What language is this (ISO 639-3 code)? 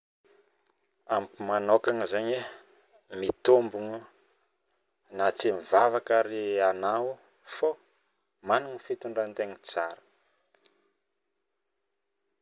bmm